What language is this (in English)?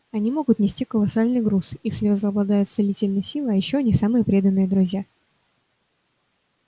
Russian